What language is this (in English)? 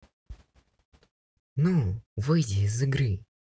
Russian